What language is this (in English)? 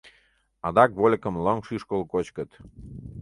Mari